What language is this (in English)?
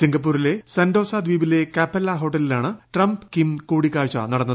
Malayalam